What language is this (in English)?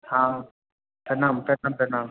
Maithili